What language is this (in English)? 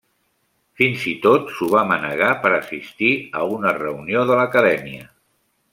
Catalan